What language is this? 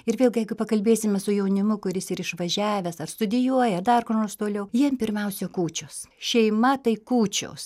Lithuanian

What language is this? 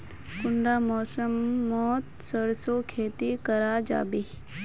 Magahi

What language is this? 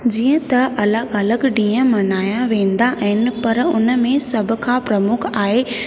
Sindhi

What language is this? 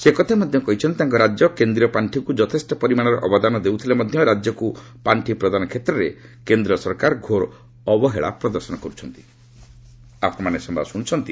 Odia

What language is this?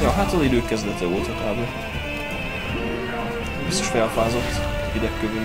Hungarian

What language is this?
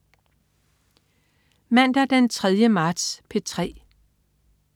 Danish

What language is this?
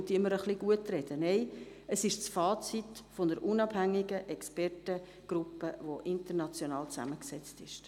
Swiss German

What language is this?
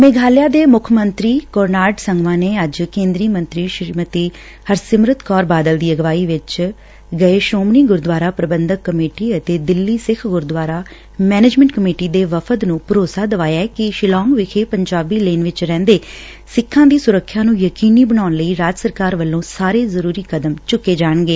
Punjabi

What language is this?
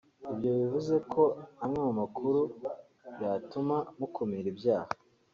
Kinyarwanda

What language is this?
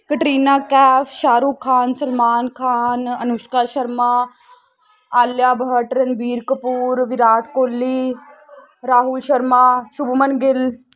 Punjabi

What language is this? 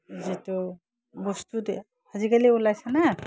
Assamese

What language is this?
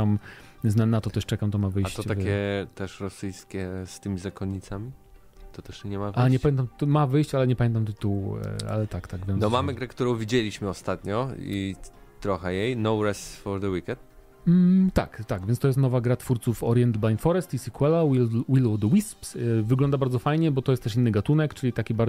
Polish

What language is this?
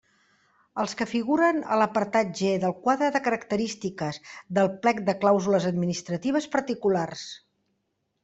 Catalan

